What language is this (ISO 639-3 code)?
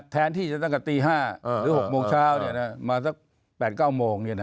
tha